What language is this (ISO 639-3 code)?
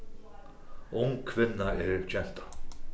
fao